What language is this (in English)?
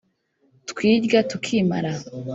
Kinyarwanda